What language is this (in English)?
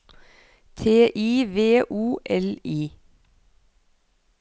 Norwegian